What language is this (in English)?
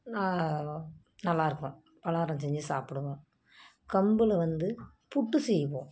Tamil